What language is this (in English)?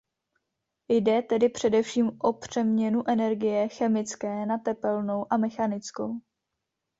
Czech